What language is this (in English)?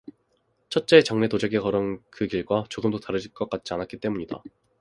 Korean